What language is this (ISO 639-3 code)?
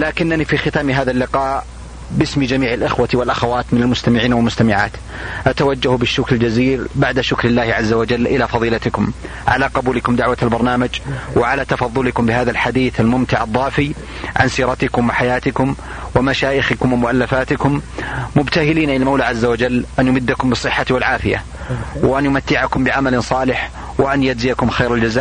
ara